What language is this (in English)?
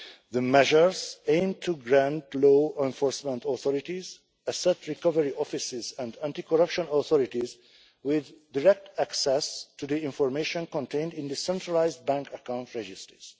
English